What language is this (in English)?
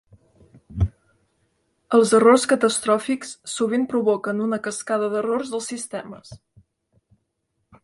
Catalan